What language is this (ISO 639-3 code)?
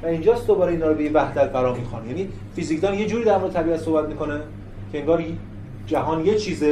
fas